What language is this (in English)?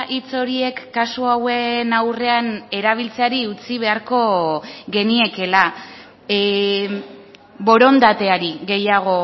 Basque